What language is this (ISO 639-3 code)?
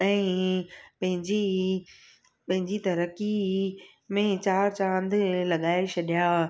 snd